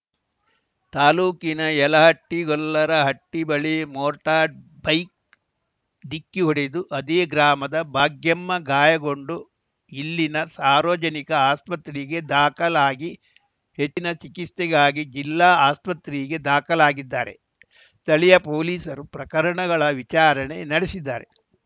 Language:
Kannada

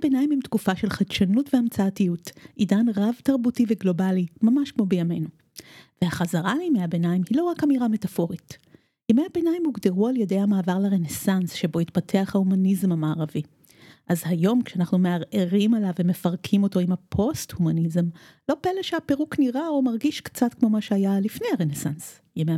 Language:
Hebrew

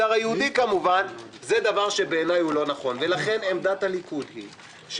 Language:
Hebrew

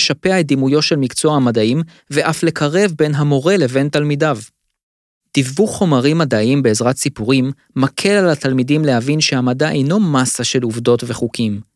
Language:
Hebrew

